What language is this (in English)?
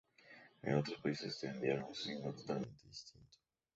Spanish